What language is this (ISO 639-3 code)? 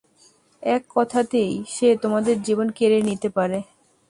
ben